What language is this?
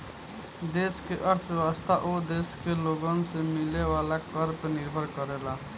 Bhojpuri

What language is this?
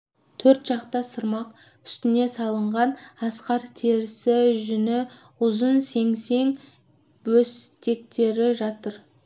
Kazakh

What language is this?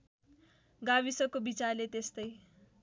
Nepali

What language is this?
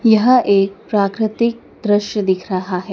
Hindi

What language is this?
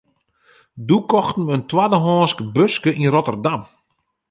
Western Frisian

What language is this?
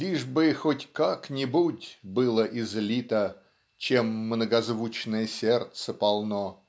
Russian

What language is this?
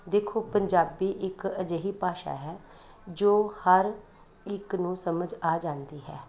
Punjabi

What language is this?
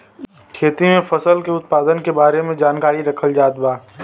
Bhojpuri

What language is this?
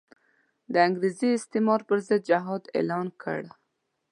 Pashto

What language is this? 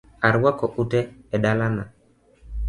Luo (Kenya and Tanzania)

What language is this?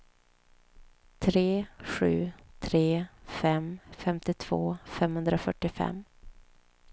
Swedish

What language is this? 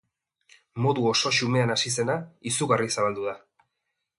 Basque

